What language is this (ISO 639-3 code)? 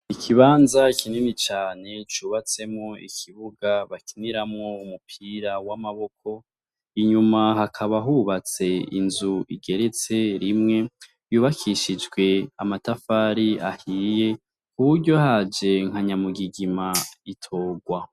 run